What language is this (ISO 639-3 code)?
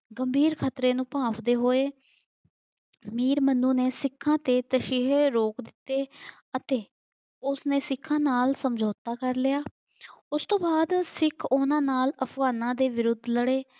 pan